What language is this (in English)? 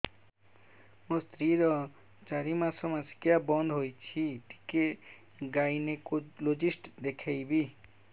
Odia